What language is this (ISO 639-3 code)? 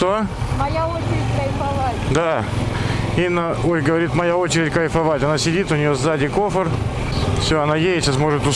rus